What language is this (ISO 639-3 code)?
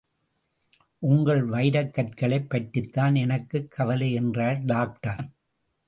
tam